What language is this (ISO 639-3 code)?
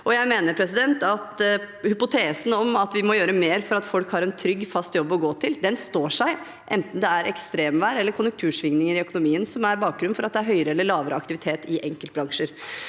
nor